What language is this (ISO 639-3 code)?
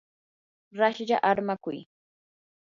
qur